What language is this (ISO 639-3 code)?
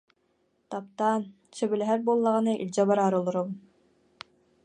sah